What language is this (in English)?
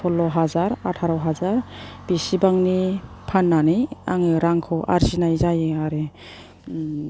Bodo